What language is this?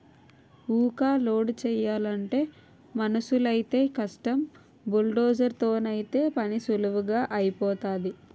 Telugu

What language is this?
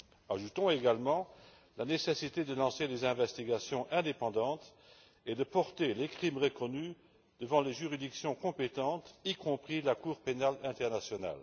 French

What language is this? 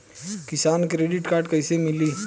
Bhojpuri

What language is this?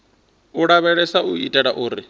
Venda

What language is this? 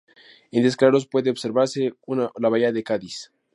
Spanish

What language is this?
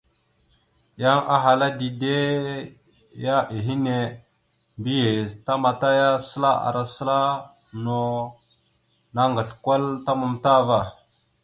Mada (Cameroon)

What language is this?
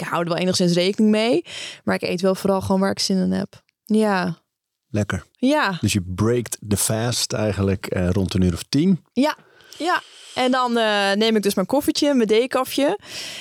Dutch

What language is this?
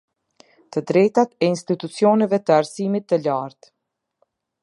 Albanian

